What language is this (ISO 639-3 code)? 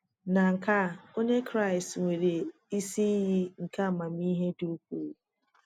ibo